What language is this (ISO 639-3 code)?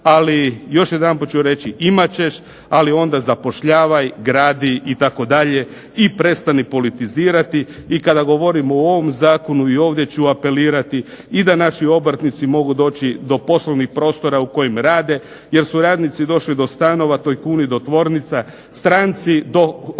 hrv